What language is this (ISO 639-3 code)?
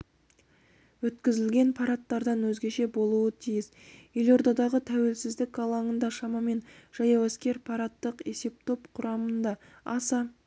kaz